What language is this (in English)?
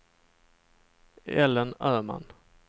Swedish